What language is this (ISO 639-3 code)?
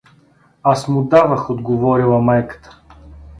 bul